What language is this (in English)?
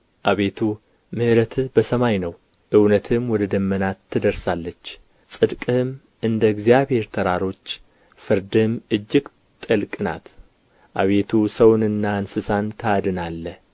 Amharic